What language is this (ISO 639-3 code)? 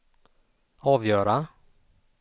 swe